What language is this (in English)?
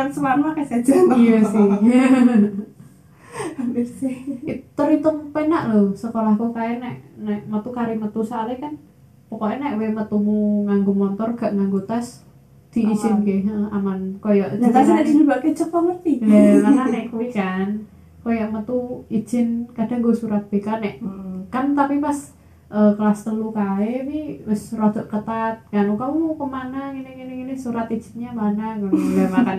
Indonesian